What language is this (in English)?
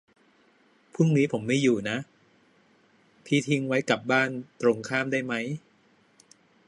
Thai